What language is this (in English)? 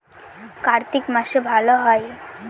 Bangla